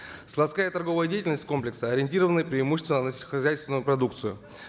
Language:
Kazakh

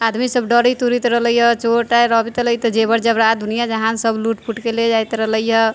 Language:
Maithili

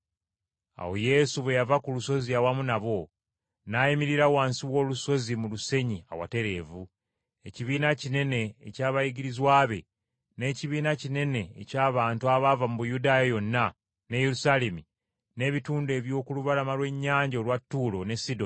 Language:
Ganda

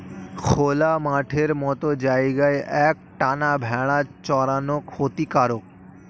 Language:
Bangla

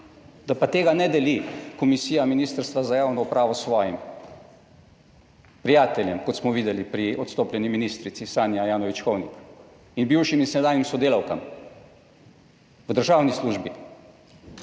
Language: Slovenian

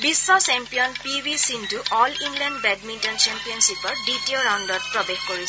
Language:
Assamese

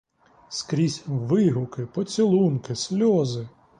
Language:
Ukrainian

